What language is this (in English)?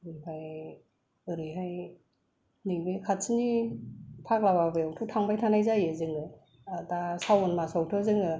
Bodo